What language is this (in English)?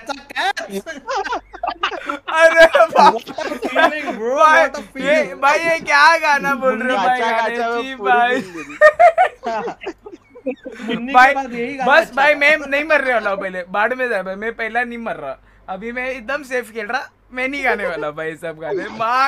Hindi